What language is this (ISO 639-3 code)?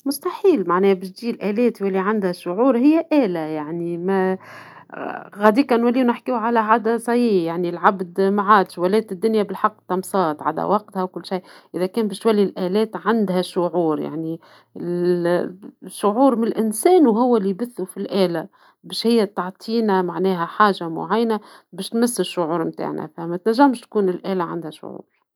aeb